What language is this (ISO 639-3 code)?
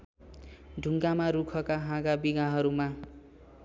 nep